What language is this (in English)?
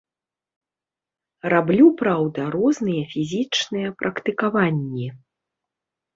Belarusian